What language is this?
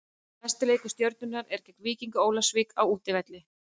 Icelandic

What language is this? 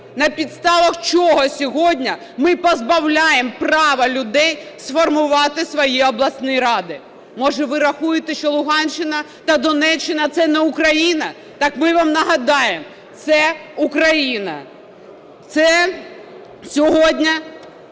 Ukrainian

